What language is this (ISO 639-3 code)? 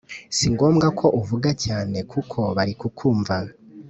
kin